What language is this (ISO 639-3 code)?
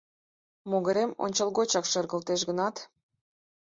chm